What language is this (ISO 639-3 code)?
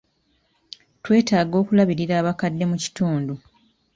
lug